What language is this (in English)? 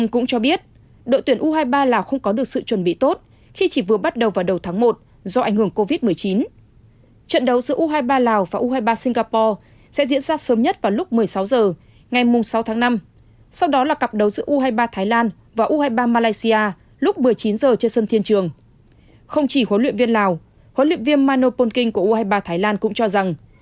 Vietnamese